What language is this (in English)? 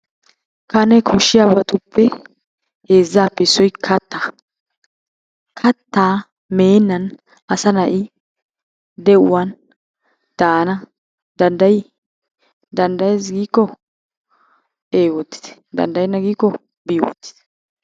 Wolaytta